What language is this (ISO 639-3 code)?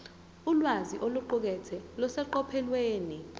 zul